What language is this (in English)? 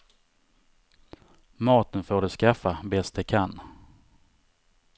Swedish